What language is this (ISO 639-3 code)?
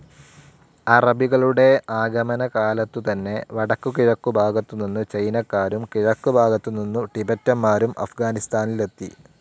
mal